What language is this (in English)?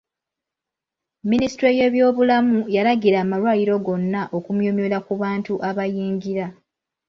Ganda